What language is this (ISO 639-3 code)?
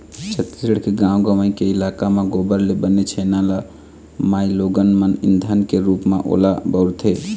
hne